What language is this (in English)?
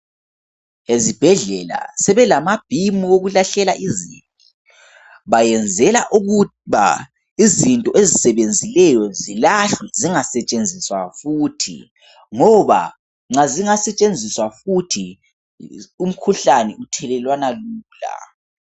North Ndebele